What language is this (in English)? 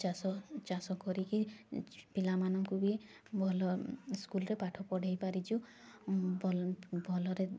Odia